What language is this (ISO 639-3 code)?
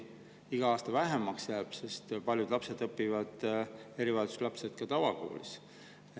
est